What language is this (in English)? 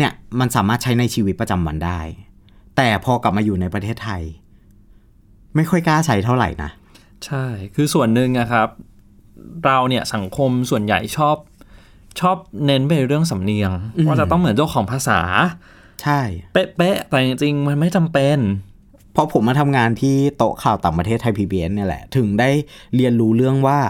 Thai